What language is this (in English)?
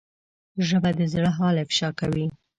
Pashto